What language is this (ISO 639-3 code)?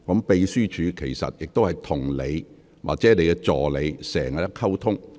yue